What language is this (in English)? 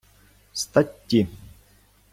Ukrainian